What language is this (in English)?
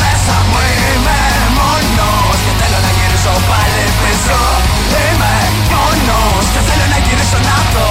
Greek